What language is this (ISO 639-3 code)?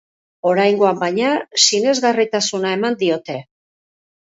eus